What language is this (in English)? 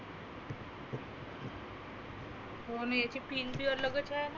Marathi